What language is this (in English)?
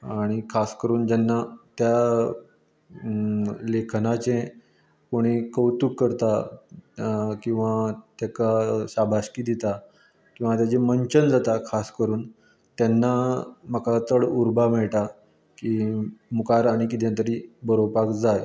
Konkani